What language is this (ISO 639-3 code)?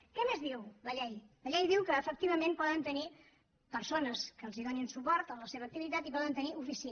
cat